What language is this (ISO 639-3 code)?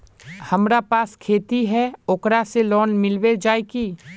mag